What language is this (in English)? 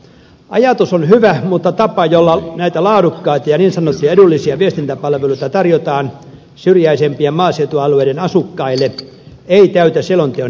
Finnish